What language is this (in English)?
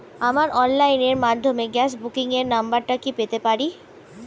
Bangla